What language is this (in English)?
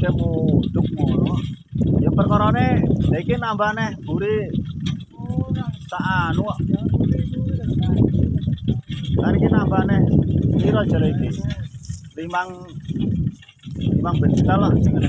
Indonesian